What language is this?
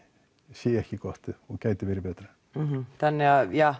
Icelandic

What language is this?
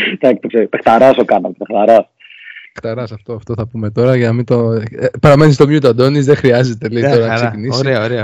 Greek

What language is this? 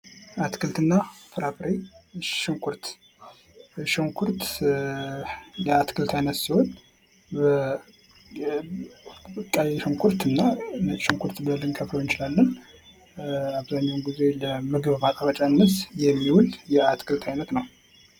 Amharic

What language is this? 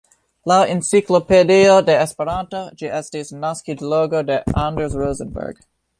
Esperanto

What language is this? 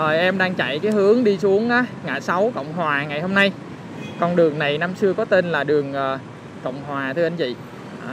Vietnamese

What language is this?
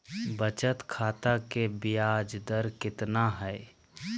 Magahi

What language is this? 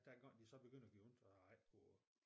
Danish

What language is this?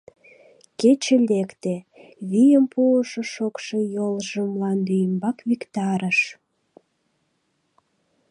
Mari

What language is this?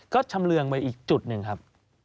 Thai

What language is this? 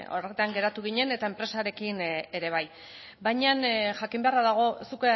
Basque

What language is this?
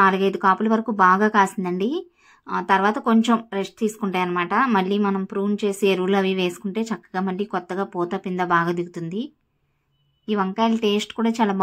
Hindi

